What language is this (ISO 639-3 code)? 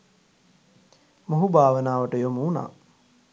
sin